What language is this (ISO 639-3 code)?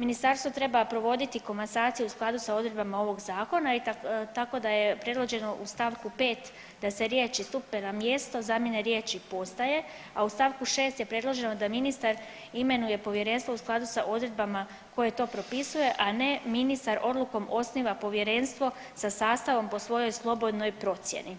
hrv